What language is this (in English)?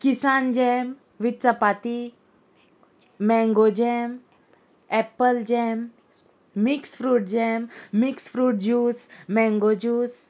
Konkani